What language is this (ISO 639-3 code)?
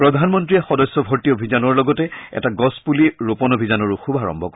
asm